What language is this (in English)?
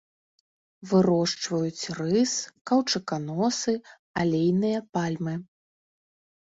Belarusian